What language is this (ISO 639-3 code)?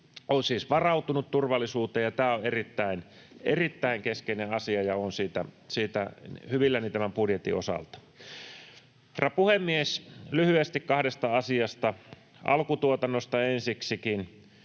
fin